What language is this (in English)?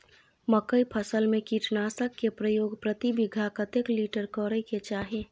Maithili